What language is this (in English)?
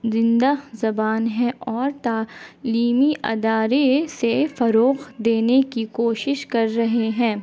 Urdu